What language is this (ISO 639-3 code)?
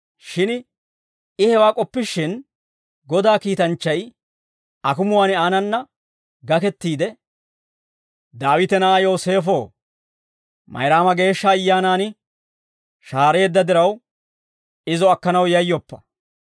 dwr